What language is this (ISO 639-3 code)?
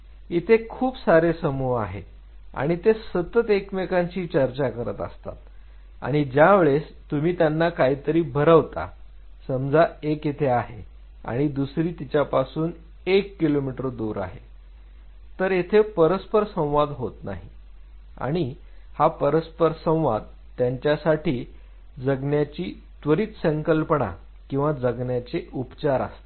mar